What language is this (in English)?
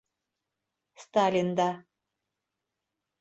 Bashkir